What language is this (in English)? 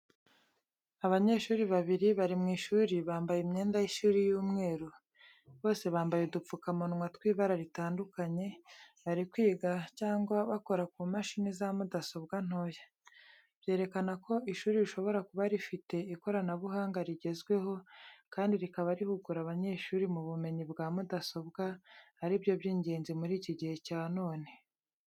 Kinyarwanda